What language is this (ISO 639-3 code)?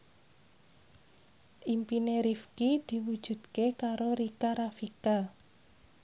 jav